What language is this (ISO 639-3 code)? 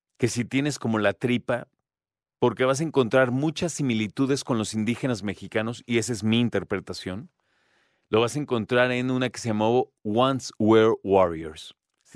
spa